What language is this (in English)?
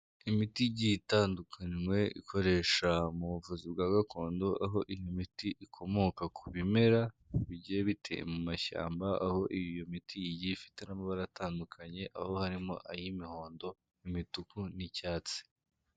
Kinyarwanda